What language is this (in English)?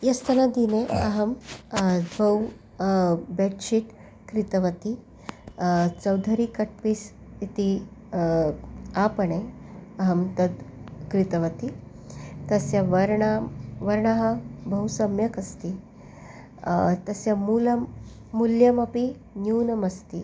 Sanskrit